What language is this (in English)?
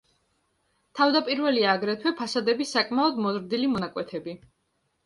Georgian